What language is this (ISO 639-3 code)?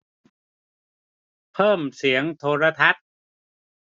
tha